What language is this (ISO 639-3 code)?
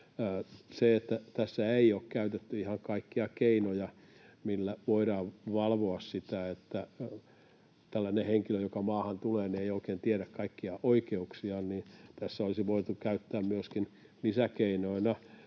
fin